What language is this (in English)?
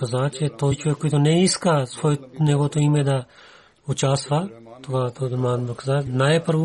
Bulgarian